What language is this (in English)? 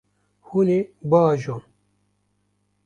Kurdish